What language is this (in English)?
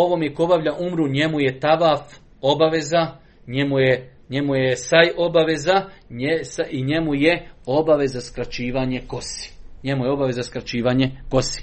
Croatian